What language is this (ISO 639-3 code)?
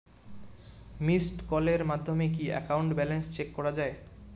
ben